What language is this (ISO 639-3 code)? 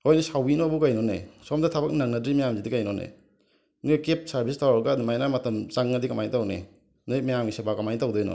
mni